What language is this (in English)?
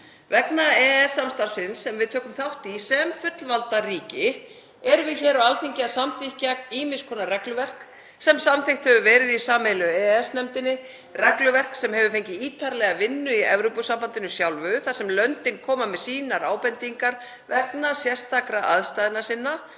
Icelandic